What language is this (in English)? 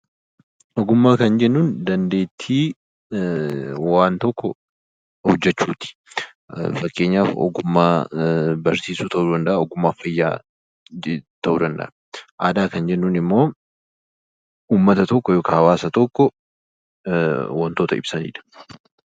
Oromo